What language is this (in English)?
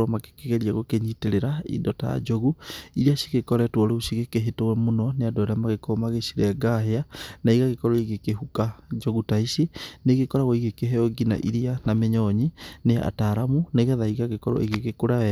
Kikuyu